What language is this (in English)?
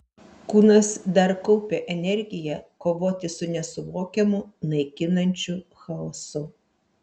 Lithuanian